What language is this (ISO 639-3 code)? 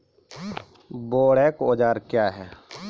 mai